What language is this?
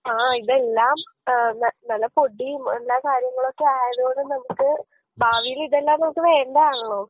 Malayalam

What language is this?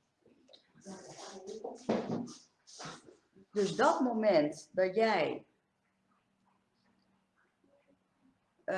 Dutch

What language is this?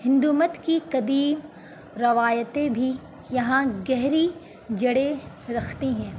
Urdu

